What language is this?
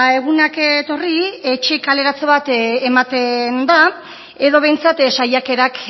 Basque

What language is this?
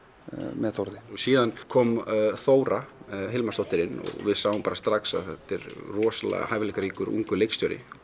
Icelandic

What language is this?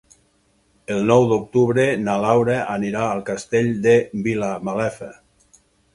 Catalan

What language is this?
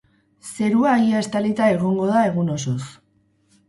Basque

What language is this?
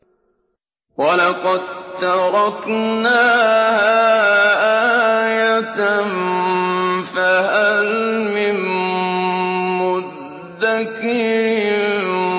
Arabic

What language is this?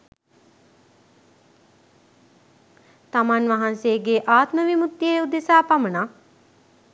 Sinhala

